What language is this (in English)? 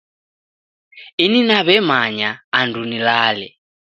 Taita